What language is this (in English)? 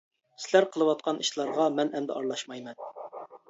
Uyghur